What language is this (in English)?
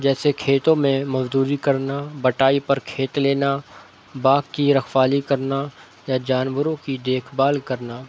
Urdu